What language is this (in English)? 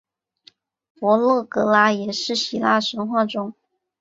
Chinese